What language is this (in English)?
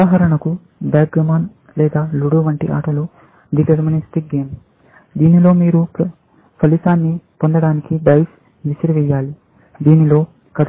Telugu